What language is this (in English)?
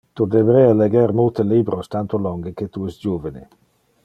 Interlingua